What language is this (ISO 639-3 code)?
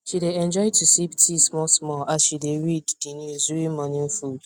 pcm